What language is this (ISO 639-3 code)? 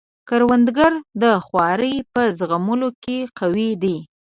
pus